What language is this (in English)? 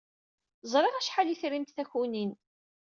Kabyle